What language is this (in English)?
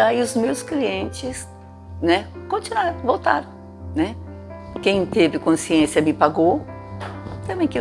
Portuguese